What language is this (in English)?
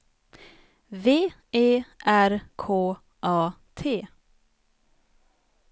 Swedish